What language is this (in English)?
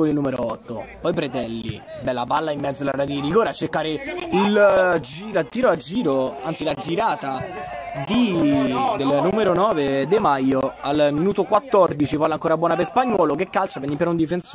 Italian